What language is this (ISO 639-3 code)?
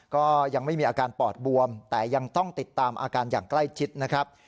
tha